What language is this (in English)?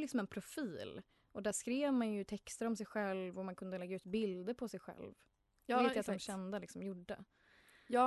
Swedish